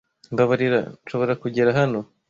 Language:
Kinyarwanda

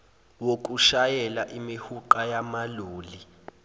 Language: Zulu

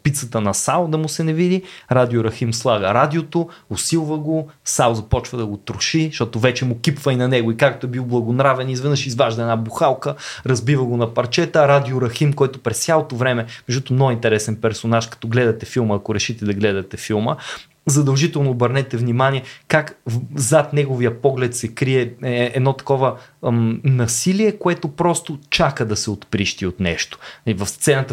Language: Bulgarian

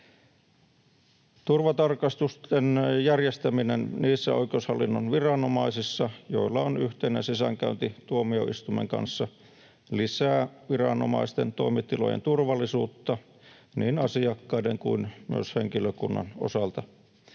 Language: Finnish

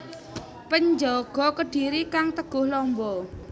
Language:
Javanese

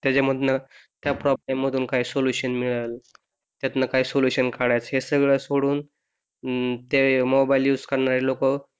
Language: Marathi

